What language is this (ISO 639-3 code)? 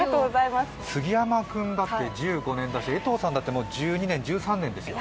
jpn